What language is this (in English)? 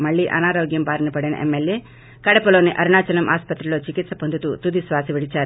Telugu